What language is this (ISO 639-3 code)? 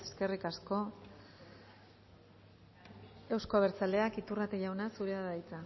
eus